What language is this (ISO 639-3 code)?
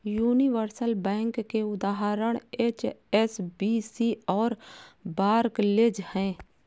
hin